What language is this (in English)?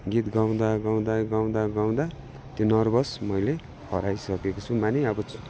Nepali